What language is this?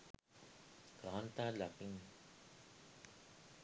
Sinhala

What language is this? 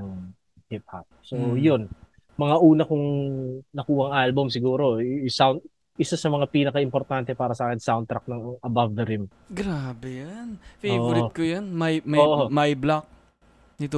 Filipino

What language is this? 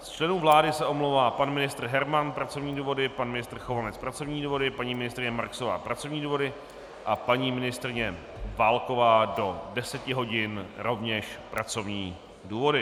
Czech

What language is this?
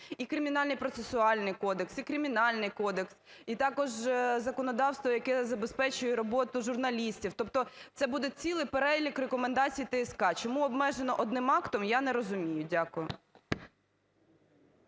Ukrainian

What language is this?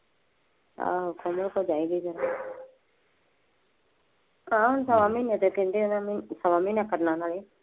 Punjabi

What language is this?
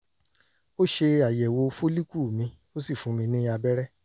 Yoruba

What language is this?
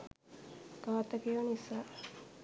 Sinhala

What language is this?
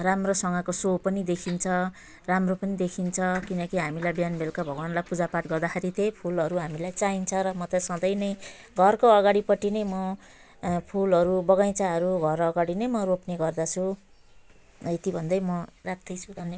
Nepali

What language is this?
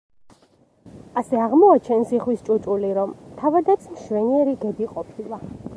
Georgian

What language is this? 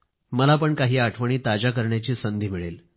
Marathi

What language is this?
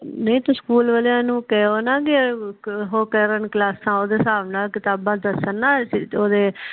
Punjabi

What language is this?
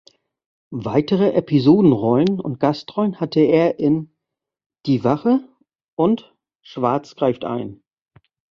German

